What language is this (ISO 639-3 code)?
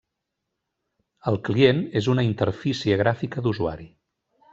cat